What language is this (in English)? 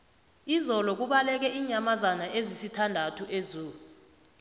South Ndebele